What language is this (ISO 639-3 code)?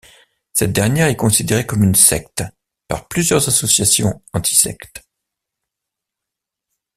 fra